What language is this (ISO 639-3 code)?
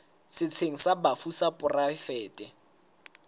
sot